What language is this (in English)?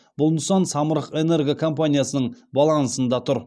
Kazakh